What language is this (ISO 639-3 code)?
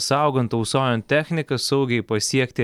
lit